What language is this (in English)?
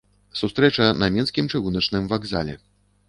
Belarusian